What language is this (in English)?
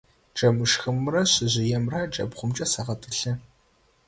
Adyghe